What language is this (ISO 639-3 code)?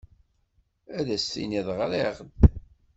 kab